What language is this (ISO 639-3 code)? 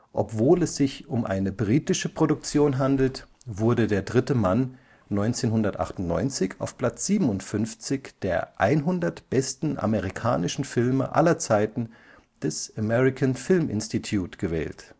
deu